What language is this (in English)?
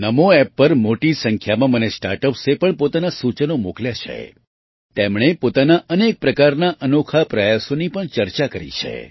Gujarati